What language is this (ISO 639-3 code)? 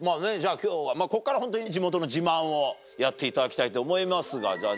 jpn